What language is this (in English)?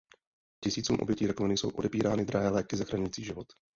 Czech